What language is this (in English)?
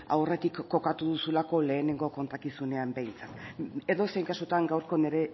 Basque